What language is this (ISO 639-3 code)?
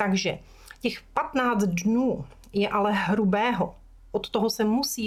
ces